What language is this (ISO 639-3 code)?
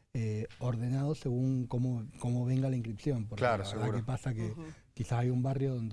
spa